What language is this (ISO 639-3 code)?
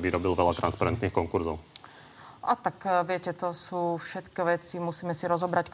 slk